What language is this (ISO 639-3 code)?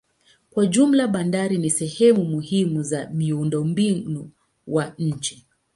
swa